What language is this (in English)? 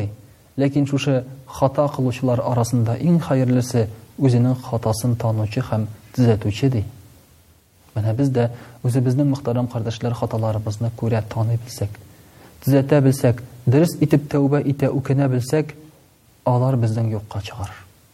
Russian